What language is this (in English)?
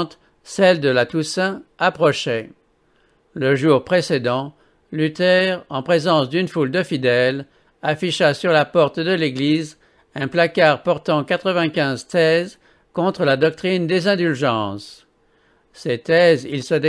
French